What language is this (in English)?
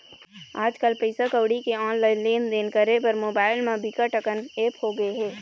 Chhattisgarhi